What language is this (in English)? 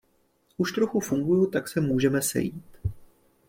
Czech